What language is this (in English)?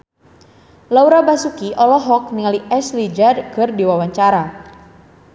Sundanese